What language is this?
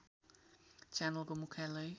Nepali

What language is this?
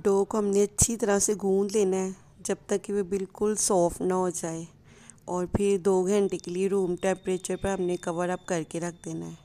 Hindi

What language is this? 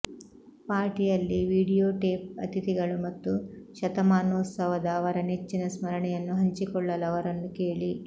Kannada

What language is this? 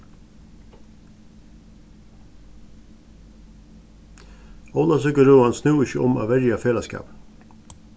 Faroese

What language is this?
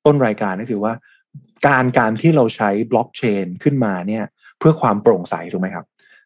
Thai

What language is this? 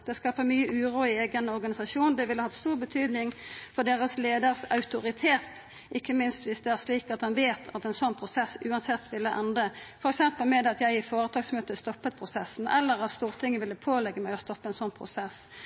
Norwegian Nynorsk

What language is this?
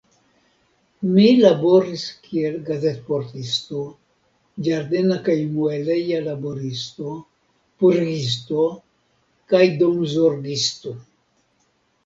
Esperanto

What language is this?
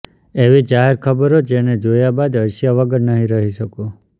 Gujarati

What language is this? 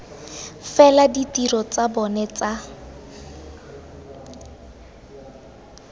Tswana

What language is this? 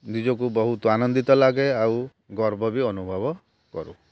Odia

